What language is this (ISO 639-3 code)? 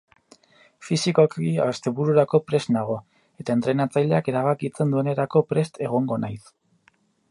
eus